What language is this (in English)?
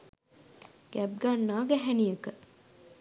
Sinhala